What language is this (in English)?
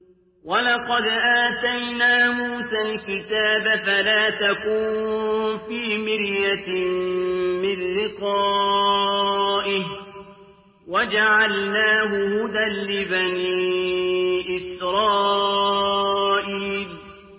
Arabic